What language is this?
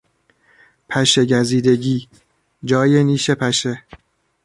Persian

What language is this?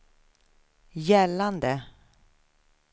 Swedish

